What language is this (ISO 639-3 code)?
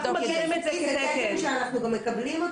heb